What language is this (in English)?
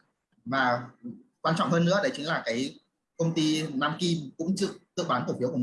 Vietnamese